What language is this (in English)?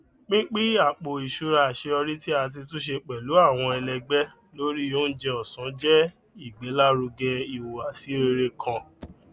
Yoruba